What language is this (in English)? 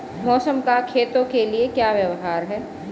Hindi